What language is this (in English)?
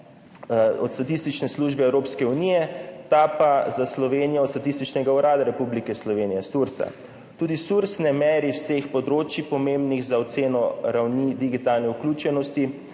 Slovenian